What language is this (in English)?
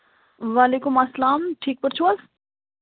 Kashmiri